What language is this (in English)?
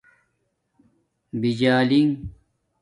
Domaaki